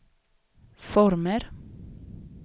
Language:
Swedish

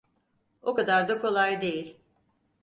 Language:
Turkish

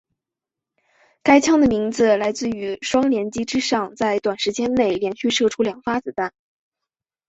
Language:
Chinese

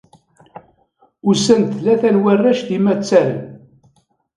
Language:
Kabyle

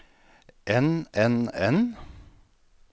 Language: Norwegian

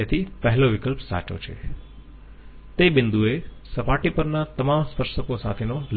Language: Gujarati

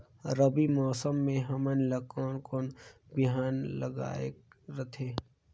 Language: Chhattisgarhi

